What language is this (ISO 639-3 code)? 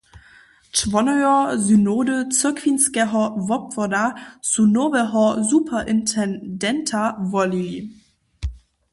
hsb